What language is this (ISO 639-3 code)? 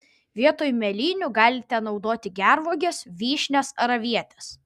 lit